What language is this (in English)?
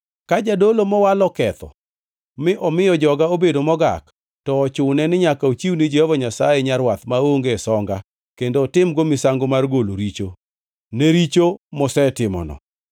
Luo (Kenya and Tanzania)